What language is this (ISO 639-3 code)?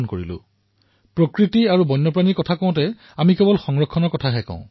asm